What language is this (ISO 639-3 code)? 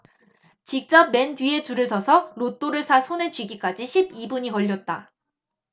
kor